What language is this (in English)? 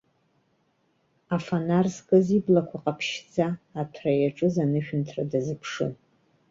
Abkhazian